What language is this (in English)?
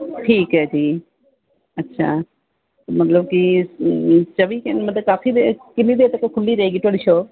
Punjabi